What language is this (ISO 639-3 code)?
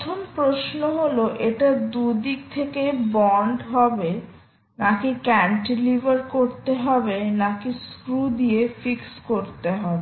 ben